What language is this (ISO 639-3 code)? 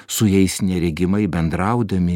lit